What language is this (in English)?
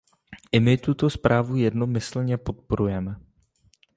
Czech